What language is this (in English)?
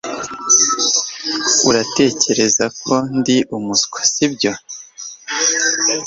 Kinyarwanda